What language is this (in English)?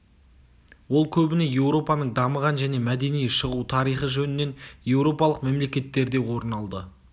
Kazakh